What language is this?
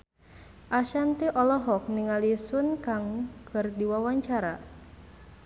Sundanese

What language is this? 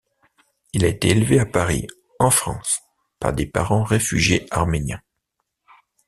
French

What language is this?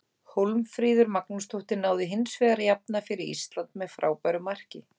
Icelandic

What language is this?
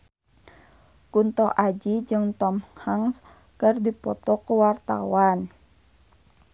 Sundanese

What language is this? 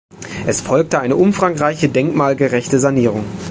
German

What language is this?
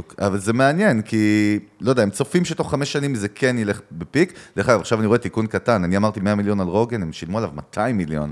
Hebrew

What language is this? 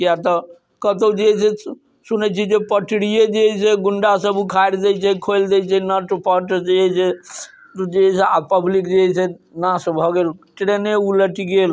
Maithili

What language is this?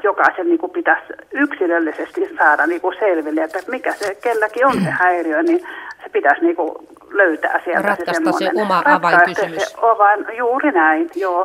Finnish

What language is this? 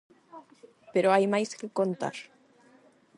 Galician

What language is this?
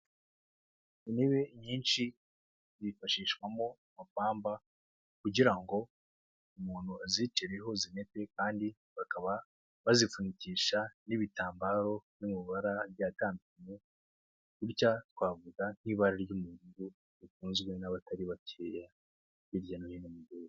Kinyarwanda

